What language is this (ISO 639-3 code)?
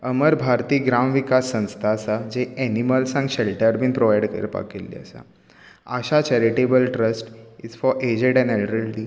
kok